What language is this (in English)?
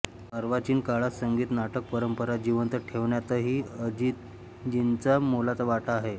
Marathi